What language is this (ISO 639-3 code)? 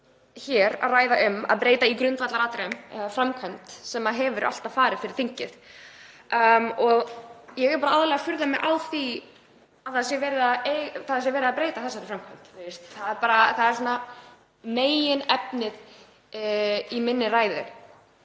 isl